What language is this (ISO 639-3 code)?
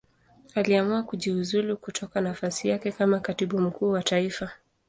swa